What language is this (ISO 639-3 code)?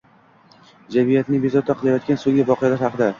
uzb